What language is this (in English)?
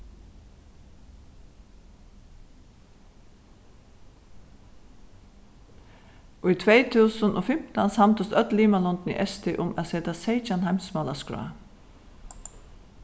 Faroese